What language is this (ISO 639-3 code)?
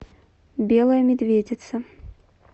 rus